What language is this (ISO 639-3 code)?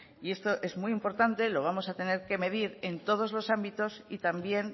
spa